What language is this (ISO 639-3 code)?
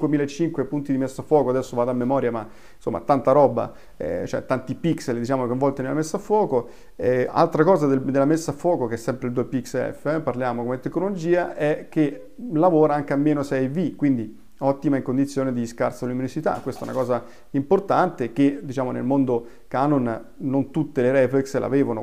ita